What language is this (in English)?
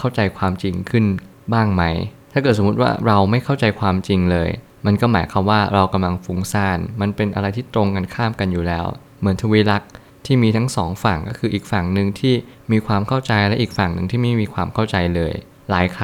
Thai